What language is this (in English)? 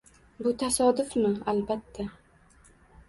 Uzbek